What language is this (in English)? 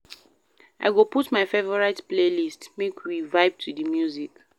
Nigerian Pidgin